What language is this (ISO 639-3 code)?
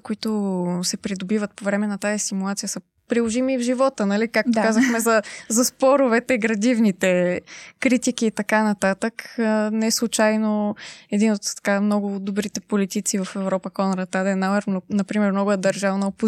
bul